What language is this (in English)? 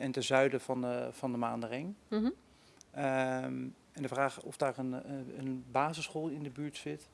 Dutch